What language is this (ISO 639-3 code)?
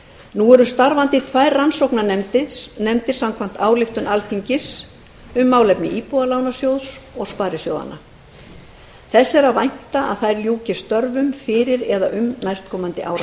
isl